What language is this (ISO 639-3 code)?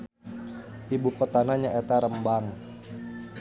sun